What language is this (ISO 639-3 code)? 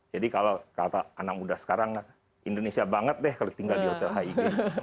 ind